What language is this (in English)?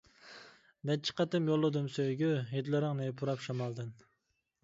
Uyghur